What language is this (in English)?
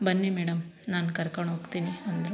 Kannada